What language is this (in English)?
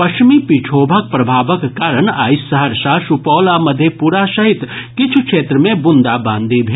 Maithili